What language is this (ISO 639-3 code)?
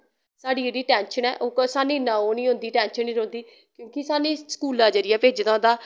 doi